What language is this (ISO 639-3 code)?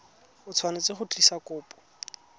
tsn